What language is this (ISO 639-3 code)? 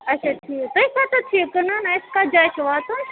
kas